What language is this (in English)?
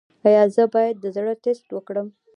Pashto